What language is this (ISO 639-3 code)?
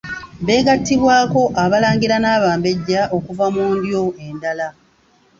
lug